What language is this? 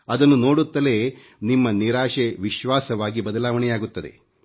Kannada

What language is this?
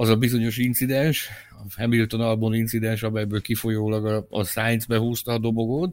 Hungarian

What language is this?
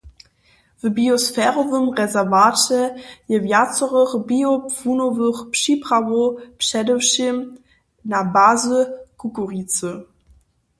Upper Sorbian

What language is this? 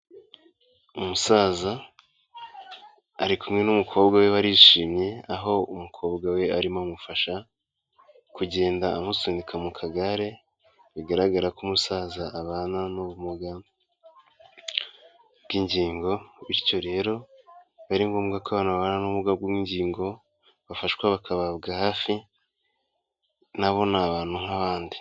Kinyarwanda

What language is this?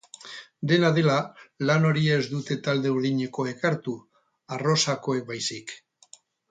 Basque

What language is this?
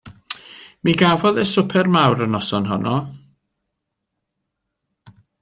Welsh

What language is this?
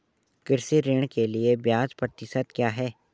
Hindi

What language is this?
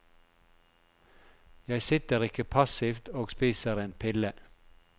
Norwegian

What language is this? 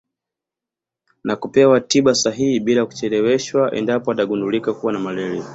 Swahili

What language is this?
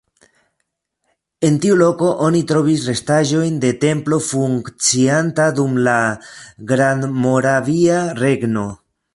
Esperanto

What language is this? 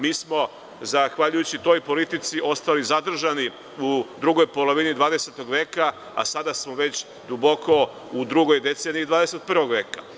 Serbian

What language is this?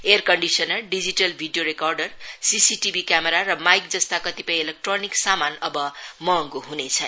Nepali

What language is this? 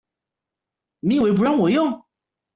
Chinese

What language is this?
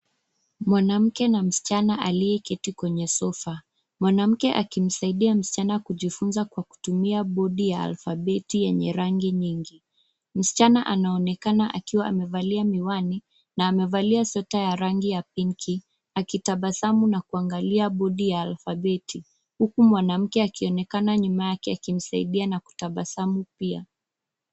Swahili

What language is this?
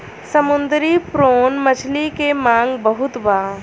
Bhojpuri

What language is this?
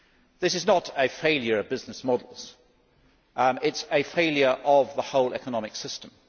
English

